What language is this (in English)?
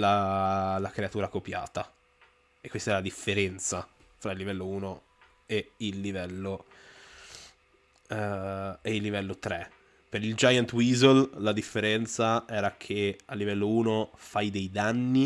Italian